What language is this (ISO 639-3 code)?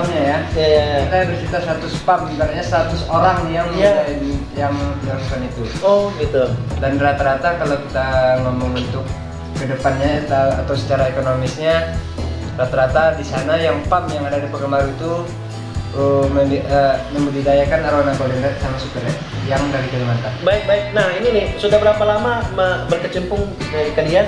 ind